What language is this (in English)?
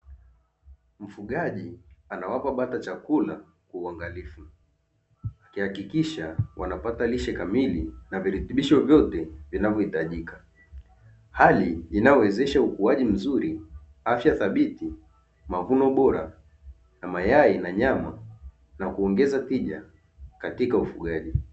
Swahili